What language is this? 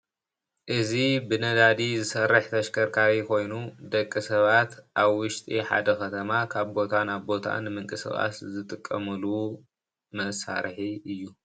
Tigrinya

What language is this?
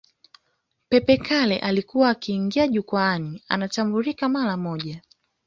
Swahili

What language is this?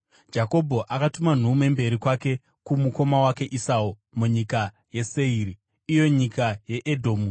Shona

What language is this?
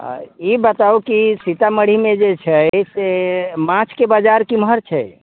Maithili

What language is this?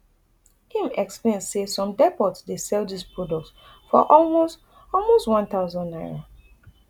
Nigerian Pidgin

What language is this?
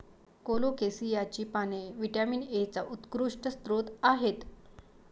Marathi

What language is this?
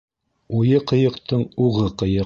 Bashkir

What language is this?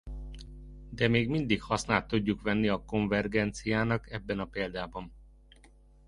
Hungarian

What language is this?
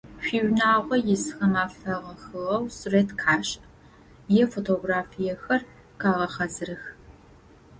Adyghe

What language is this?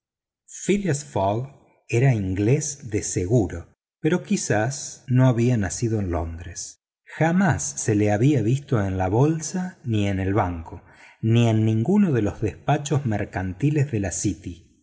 Spanish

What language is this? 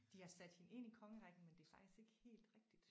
Danish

